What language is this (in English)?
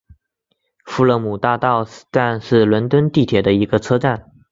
Chinese